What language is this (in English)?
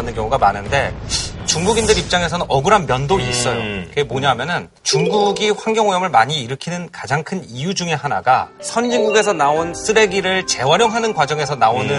Korean